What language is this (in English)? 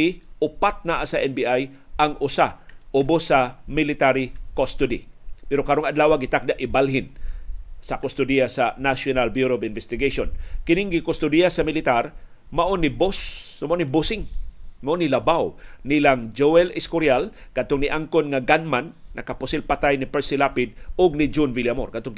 Filipino